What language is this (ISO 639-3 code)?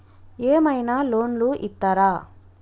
tel